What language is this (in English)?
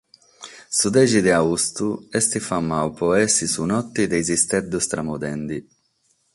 Sardinian